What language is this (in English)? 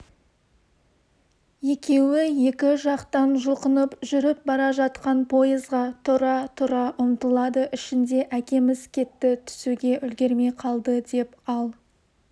Kazakh